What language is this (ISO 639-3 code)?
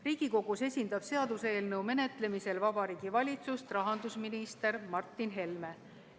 est